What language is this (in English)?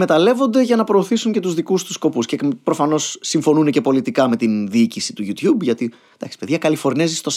Greek